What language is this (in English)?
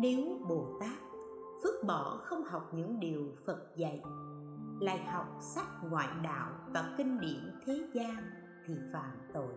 Vietnamese